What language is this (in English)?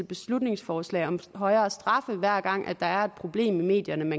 Danish